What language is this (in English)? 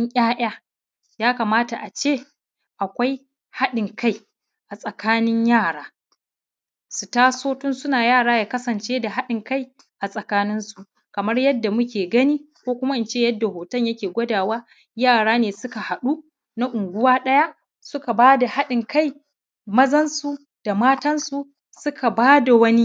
Hausa